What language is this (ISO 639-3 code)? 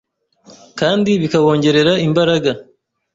kin